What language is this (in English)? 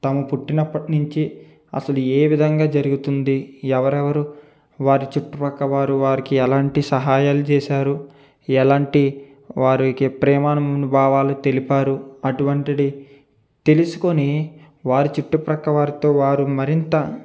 Telugu